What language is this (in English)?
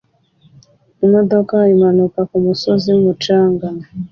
Kinyarwanda